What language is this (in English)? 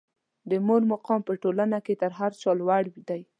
Pashto